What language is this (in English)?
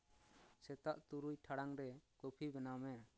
Santali